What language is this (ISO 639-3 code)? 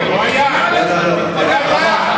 heb